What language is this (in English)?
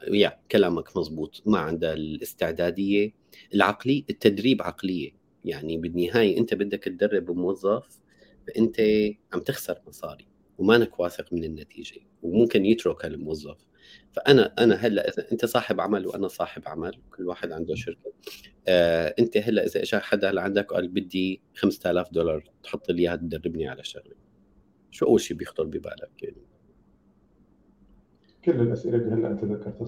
Arabic